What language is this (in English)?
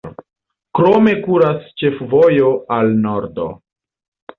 Esperanto